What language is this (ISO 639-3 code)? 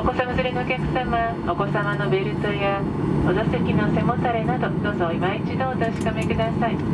jpn